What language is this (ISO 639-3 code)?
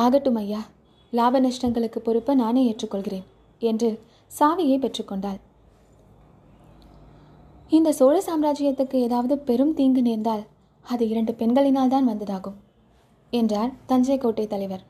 tam